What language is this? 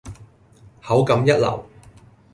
Cantonese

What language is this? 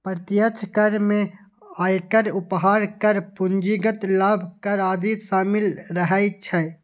Maithili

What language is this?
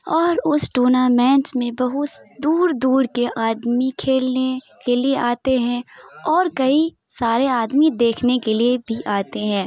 Urdu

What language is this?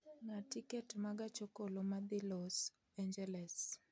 Luo (Kenya and Tanzania)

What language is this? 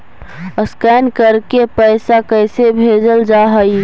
Magahi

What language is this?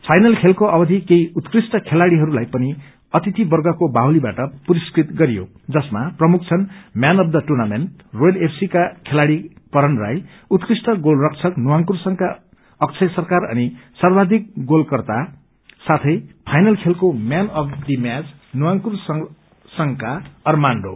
Nepali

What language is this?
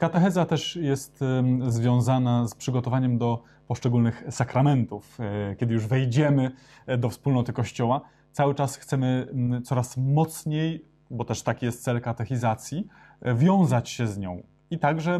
Polish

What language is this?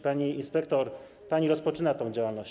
Polish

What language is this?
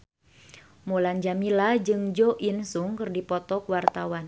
Sundanese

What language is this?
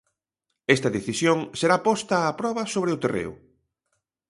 Galician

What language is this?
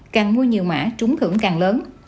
Vietnamese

